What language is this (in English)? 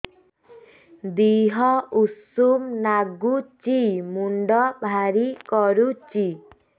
Odia